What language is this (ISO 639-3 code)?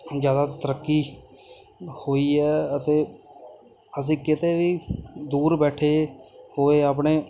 pan